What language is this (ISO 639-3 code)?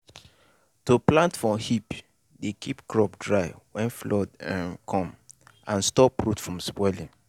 pcm